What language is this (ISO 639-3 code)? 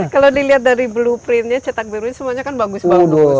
ind